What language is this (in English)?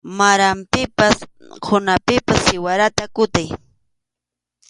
Arequipa-La Unión Quechua